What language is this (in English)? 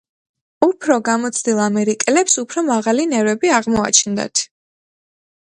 Georgian